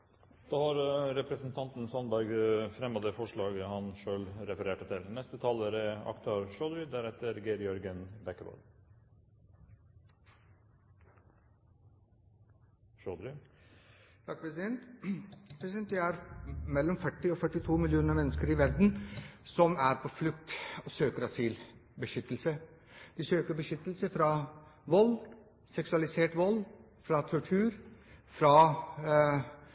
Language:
Norwegian Bokmål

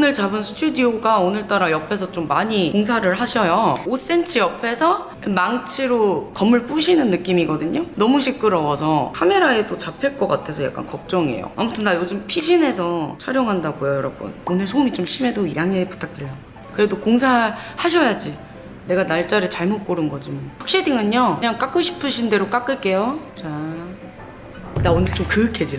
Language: Korean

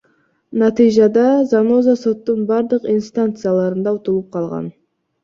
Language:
Kyrgyz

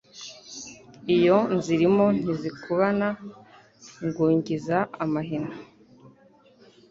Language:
Kinyarwanda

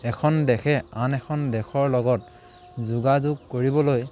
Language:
Assamese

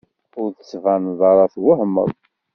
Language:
Kabyle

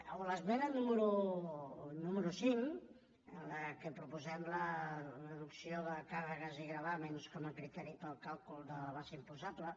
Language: Catalan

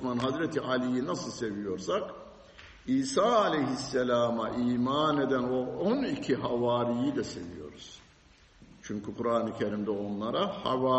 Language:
Turkish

